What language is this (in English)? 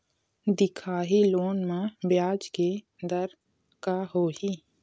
Chhattisgarhi